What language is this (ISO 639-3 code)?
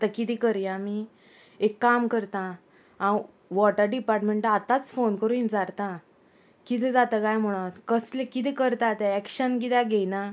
kok